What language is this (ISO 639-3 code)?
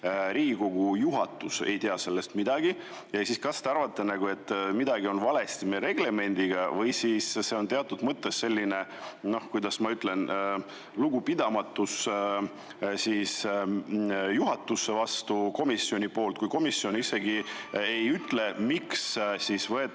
est